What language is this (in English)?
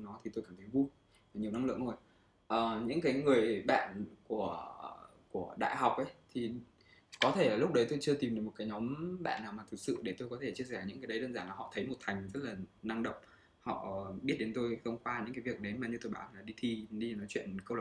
Vietnamese